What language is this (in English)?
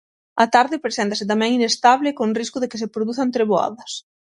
Galician